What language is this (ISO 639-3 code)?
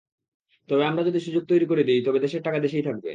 ben